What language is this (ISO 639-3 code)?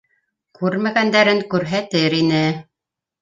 bak